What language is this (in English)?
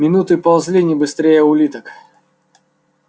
Russian